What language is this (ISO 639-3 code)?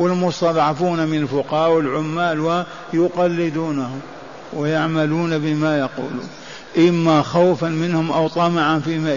ara